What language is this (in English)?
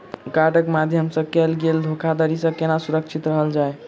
Maithili